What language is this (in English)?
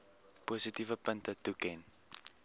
Afrikaans